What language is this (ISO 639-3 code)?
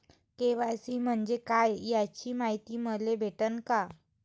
mar